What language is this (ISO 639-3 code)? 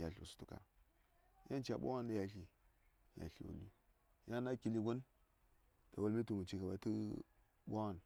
say